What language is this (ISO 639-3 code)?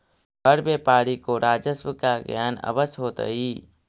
mag